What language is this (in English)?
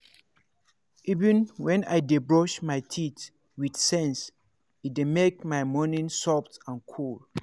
Nigerian Pidgin